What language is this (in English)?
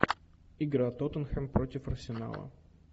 Russian